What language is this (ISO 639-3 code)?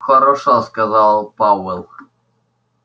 rus